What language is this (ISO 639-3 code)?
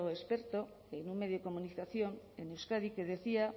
spa